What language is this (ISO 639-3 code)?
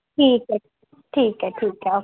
mar